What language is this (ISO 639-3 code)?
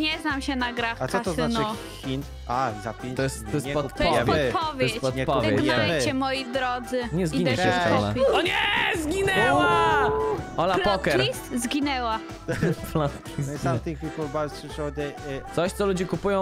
pol